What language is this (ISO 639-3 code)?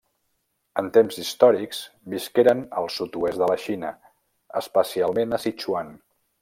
cat